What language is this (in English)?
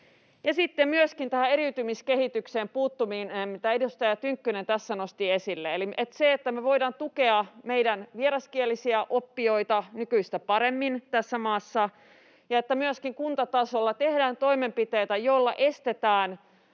Finnish